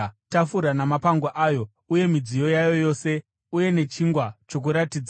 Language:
Shona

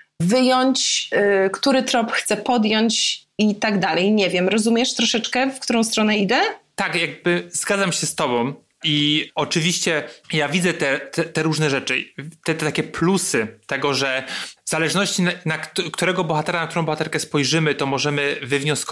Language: Polish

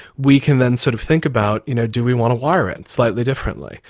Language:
English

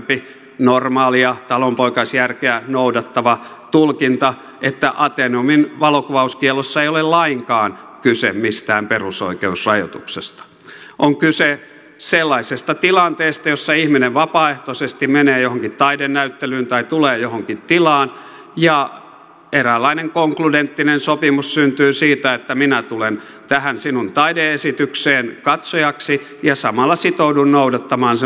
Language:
Finnish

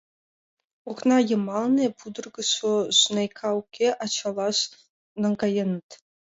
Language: Mari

